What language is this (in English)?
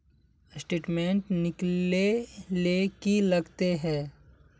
Magahi